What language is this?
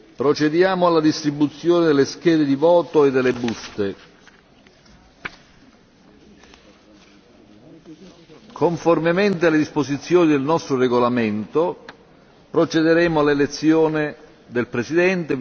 Italian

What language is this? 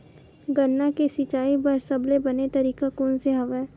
Chhattisgarhi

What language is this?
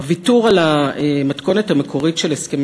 Hebrew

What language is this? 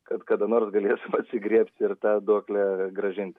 Lithuanian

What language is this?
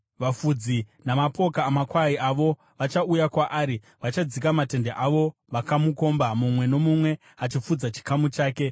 Shona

